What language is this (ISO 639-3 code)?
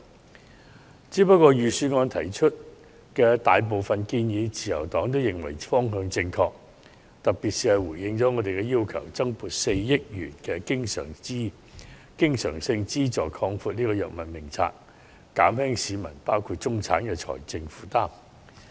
yue